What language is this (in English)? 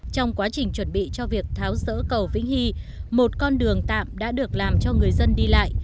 Vietnamese